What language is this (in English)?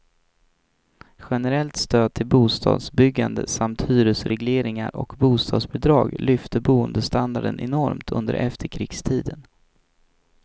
Swedish